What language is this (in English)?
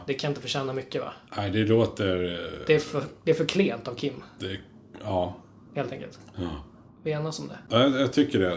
Swedish